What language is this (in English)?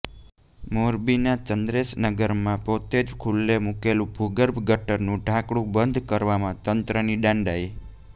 Gujarati